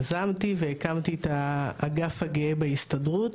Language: Hebrew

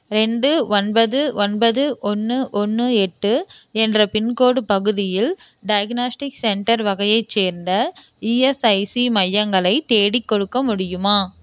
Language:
Tamil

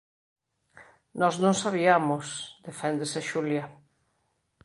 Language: Galician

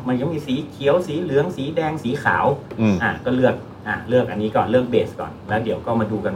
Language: Thai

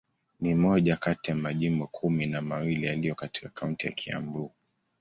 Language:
Swahili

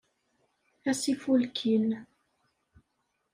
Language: Kabyle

